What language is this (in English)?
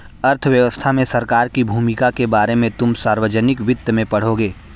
Hindi